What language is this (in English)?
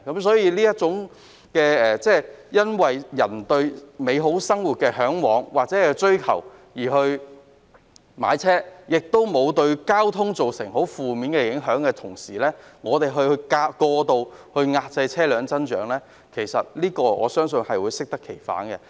Cantonese